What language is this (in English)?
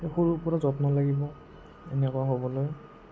Assamese